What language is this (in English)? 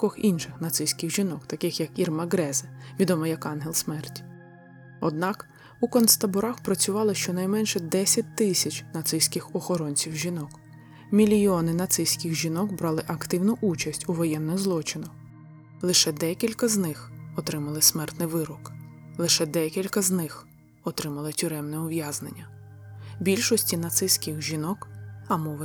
Ukrainian